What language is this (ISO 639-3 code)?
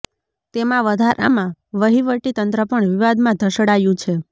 guj